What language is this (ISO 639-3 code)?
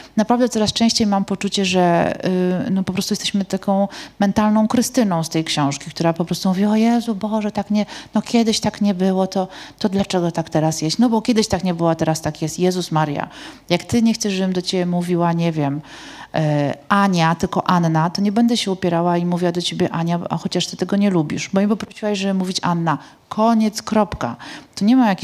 pol